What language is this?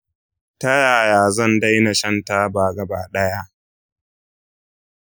Hausa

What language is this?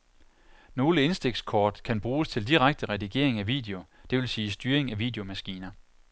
Danish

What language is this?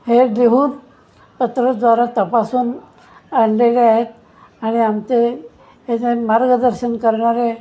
Marathi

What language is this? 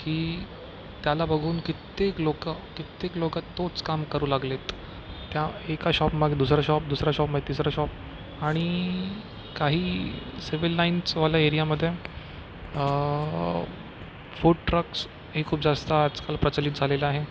Marathi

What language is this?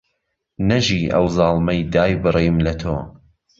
Central Kurdish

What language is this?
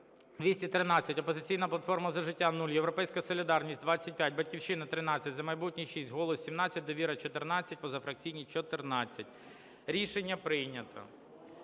Ukrainian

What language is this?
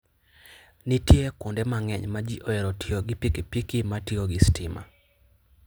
Luo (Kenya and Tanzania)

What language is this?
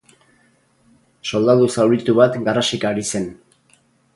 Basque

